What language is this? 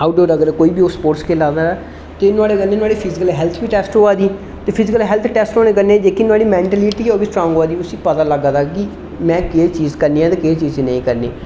Dogri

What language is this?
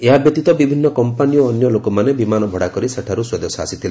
Odia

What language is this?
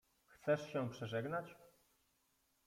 Polish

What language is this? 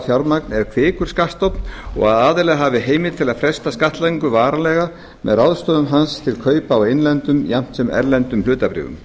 Icelandic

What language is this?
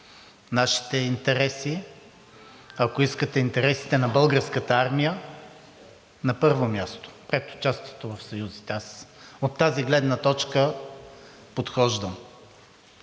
Bulgarian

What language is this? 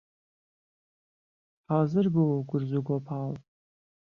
Central Kurdish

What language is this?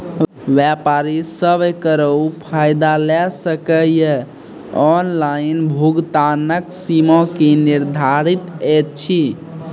Maithili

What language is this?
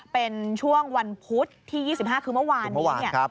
Thai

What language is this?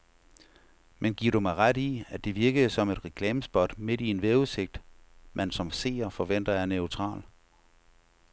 Danish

